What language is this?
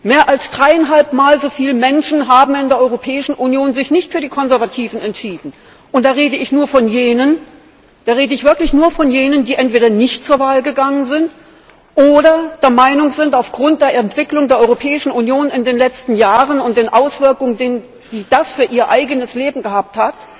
German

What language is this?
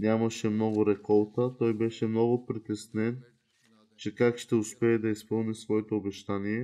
Bulgarian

